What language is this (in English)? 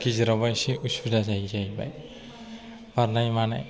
Bodo